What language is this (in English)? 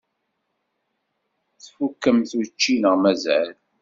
Kabyle